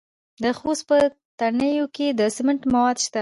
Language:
Pashto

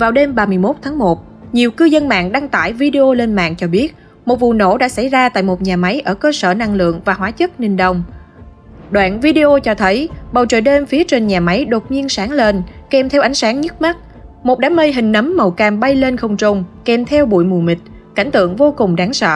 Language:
Vietnamese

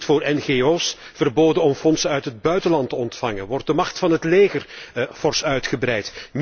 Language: Dutch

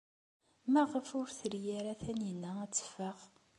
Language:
Kabyle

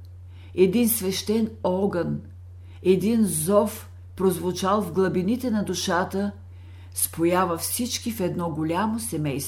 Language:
Bulgarian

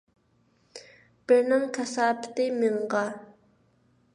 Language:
Uyghur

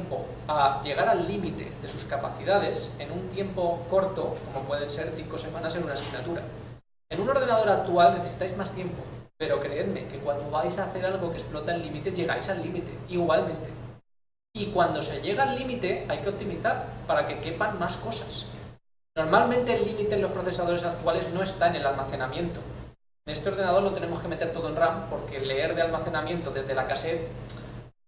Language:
Spanish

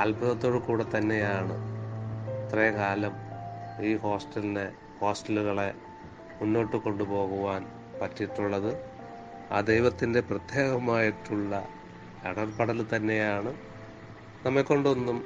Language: Malayalam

